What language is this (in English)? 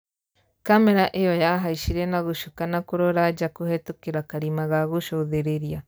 Kikuyu